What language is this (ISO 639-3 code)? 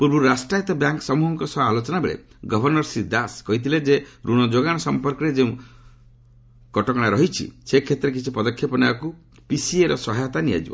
ori